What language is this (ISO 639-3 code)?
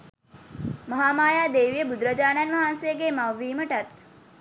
sin